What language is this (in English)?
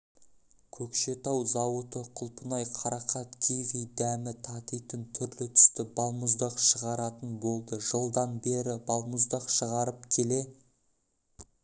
Kazakh